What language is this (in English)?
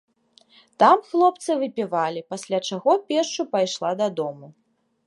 Belarusian